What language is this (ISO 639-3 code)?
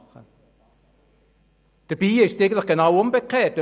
gsw